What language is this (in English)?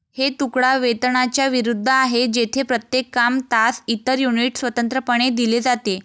Marathi